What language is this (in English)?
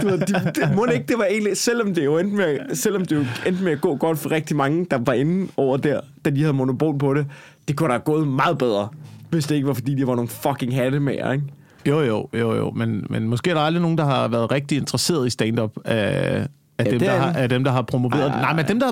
Danish